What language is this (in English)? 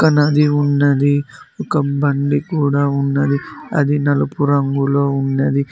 Telugu